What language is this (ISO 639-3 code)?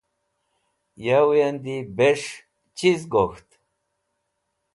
wbl